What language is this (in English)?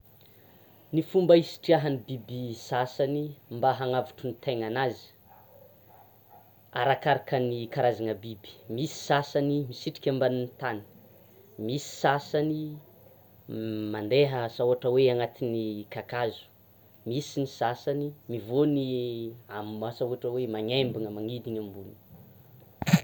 Tsimihety Malagasy